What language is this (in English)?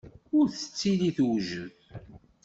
Kabyle